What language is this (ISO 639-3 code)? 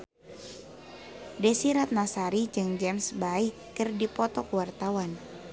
sun